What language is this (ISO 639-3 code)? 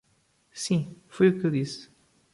por